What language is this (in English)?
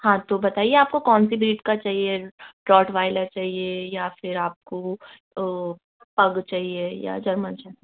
Hindi